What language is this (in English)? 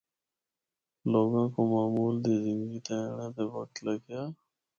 Northern Hindko